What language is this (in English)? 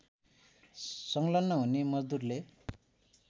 Nepali